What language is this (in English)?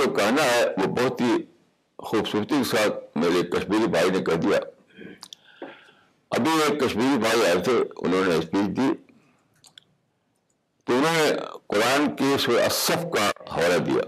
Urdu